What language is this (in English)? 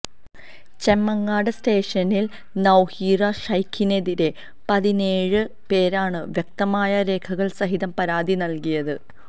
Malayalam